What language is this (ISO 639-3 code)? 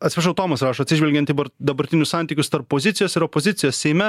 lit